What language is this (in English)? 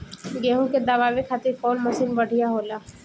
Bhojpuri